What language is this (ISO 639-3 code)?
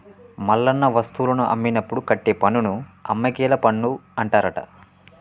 tel